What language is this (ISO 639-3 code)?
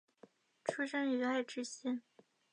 zho